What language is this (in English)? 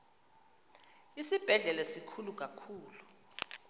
Xhosa